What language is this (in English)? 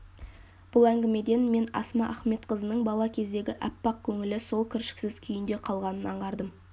Kazakh